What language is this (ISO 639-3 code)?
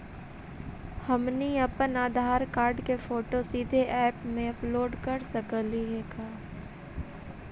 mag